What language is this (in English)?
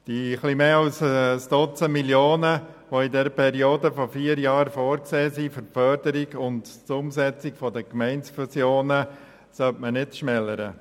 Swiss German